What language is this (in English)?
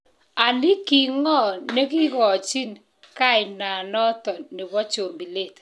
Kalenjin